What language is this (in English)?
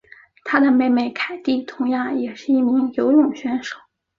Chinese